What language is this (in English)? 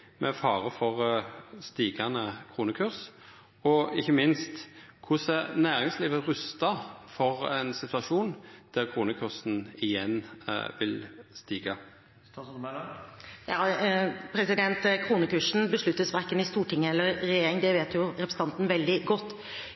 Norwegian